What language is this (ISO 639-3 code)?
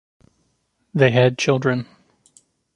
eng